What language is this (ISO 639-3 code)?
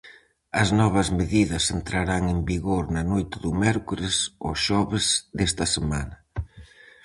glg